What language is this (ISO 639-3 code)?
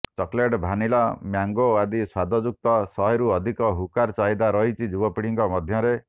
ori